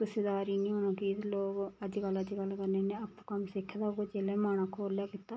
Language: Dogri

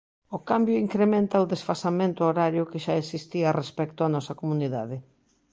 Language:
Galician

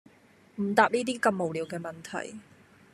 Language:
Cantonese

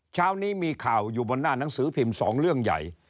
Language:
Thai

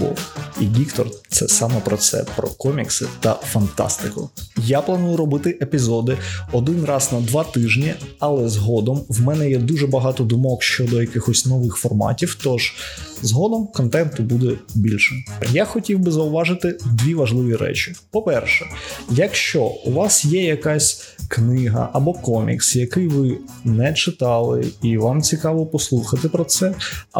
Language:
Ukrainian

